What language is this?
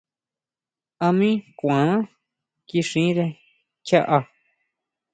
Huautla Mazatec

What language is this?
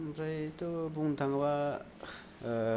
Bodo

